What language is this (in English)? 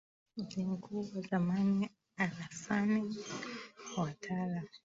Swahili